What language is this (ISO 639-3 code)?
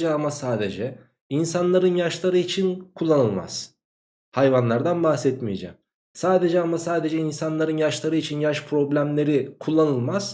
tur